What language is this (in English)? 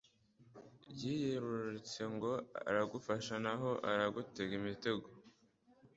Kinyarwanda